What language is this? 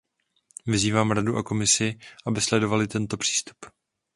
Czech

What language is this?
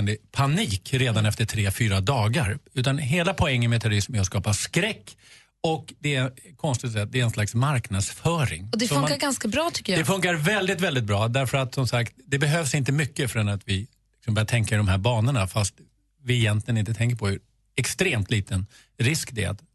Swedish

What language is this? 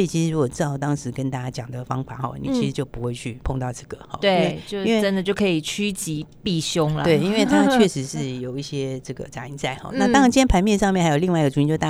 Chinese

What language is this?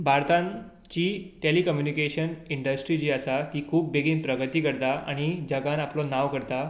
Konkani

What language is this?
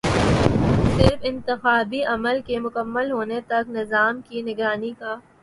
Urdu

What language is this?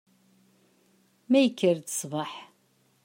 Kabyle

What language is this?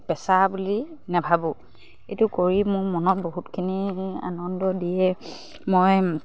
Assamese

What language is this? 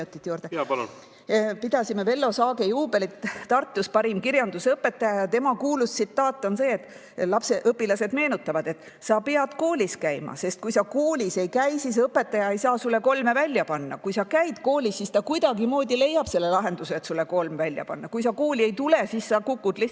Estonian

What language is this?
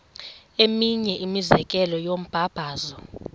Xhosa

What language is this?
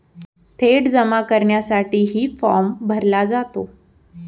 Marathi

